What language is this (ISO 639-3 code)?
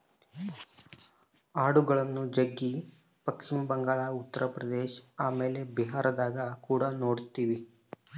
kan